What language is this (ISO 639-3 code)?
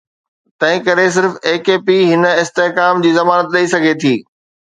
snd